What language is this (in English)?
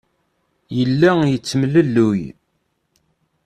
Kabyle